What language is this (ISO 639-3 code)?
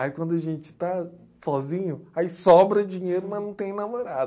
por